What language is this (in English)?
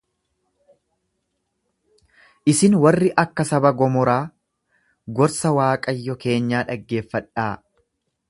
Oromo